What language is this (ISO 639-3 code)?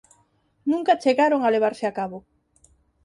glg